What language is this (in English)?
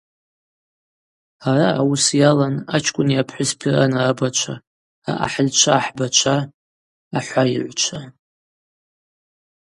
Abaza